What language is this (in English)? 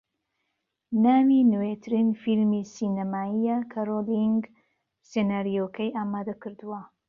Central Kurdish